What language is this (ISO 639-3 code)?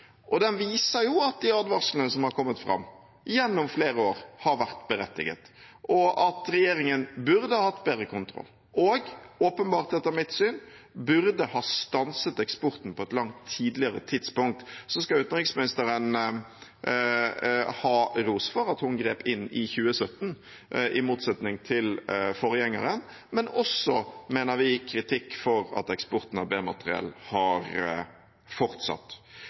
nob